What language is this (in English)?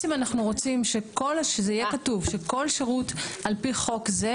Hebrew